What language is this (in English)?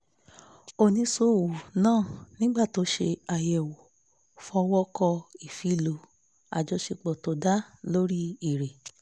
Yoruba